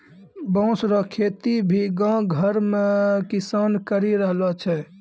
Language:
Maithili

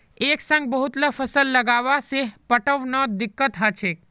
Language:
Magahi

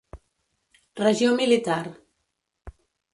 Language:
Catalan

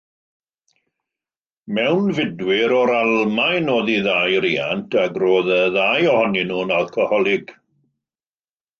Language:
Welsh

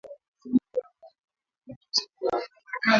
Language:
Swahili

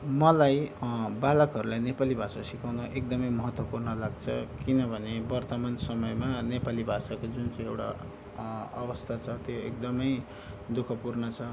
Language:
Nepali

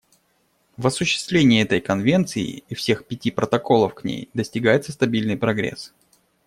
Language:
Russian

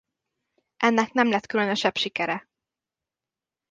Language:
Hungarian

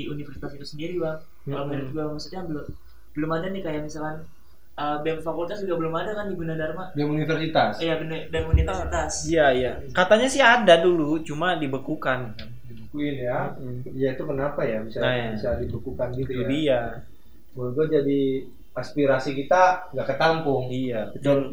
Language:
Indonesian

